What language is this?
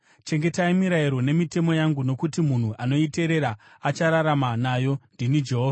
Shona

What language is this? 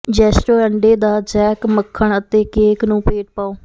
Punjabi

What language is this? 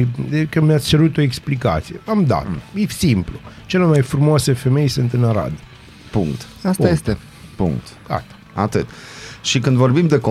Romanian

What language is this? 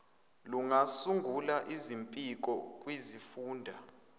Zulu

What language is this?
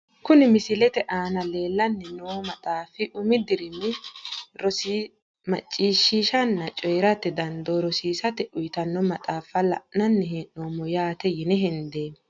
Sidamo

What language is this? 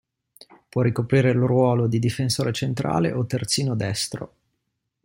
Italian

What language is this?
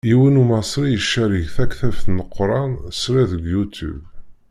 Kabyle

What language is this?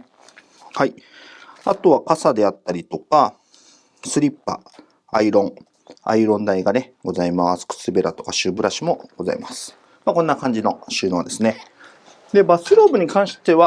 Japanese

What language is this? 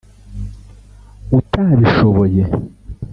Kinyarwanda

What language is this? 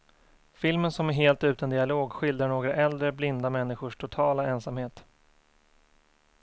Swedish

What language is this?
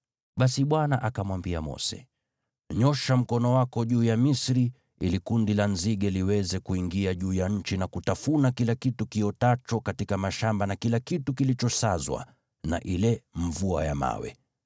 Swahili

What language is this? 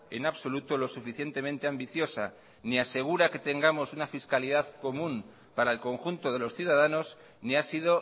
Spanish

